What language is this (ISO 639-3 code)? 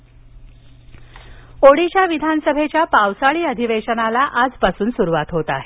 mar